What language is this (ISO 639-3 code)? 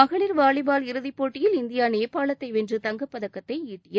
tam